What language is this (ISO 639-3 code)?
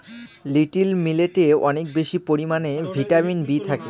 ben